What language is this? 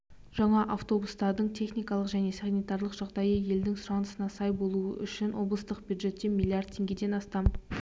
Kazakh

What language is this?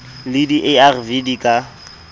Southern Sotho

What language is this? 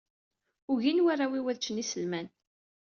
Kabyle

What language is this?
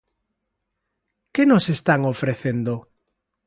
Galician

